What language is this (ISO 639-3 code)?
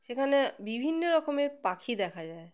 ben